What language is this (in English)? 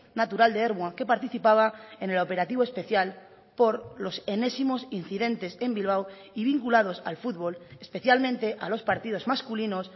Spanish